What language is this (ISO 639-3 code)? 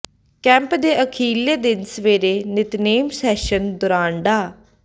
pan